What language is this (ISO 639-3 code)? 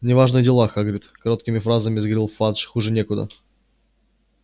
rus